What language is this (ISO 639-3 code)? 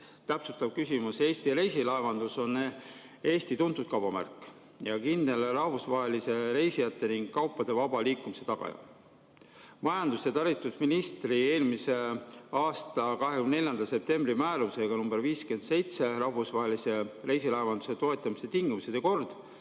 est